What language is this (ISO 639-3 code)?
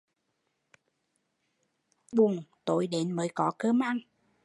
vie